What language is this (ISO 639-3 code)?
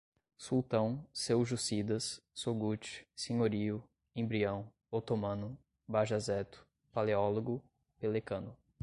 por